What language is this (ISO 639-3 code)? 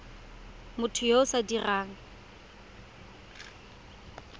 tsn